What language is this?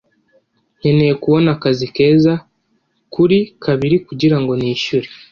Kinyarwanda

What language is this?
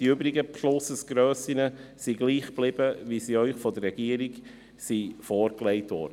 Swiss German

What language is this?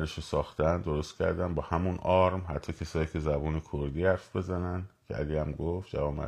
Persian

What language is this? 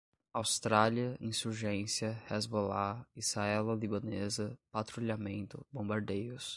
Portuguese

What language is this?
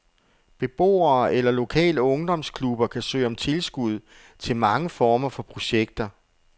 Danish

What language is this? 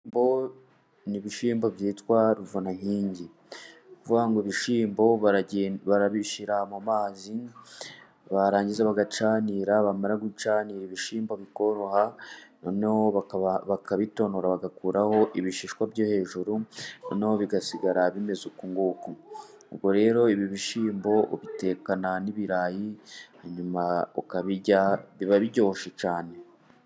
Kinyarwanda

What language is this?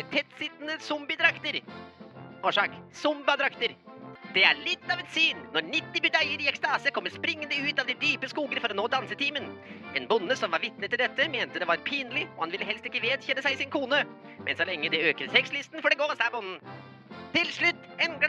Norwegian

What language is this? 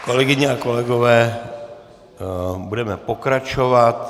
Czech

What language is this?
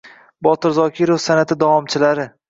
Uzbek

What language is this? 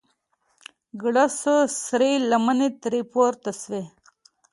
Pashto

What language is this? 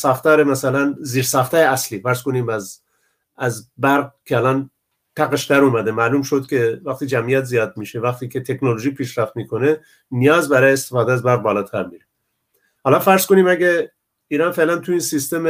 Persian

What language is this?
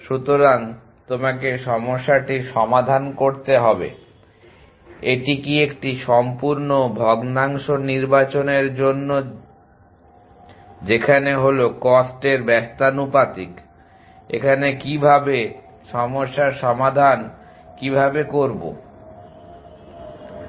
Bangla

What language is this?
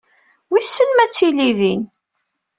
Kabyle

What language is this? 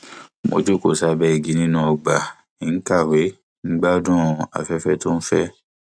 Yoruba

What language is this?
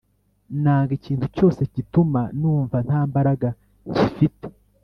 Kinyarwanda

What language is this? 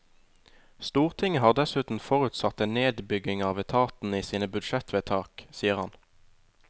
Norwegian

